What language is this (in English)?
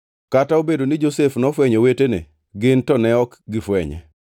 Luo (Kenya and Tanzania)